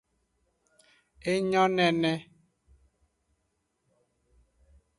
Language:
Aja (Benin)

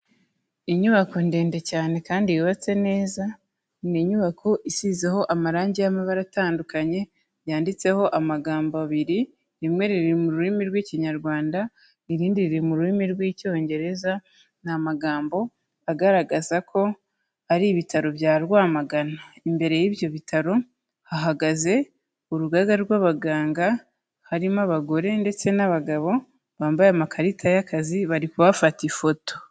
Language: Kinyarwanda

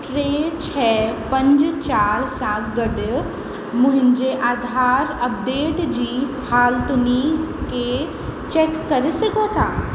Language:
Sindhi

